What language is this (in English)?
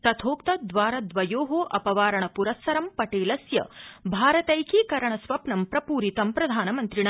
Sanskrit